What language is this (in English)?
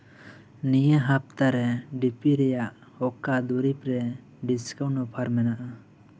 Santali